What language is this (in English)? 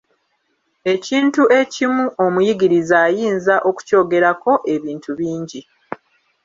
Ganda